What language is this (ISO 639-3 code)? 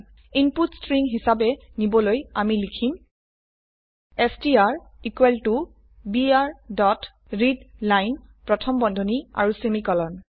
asm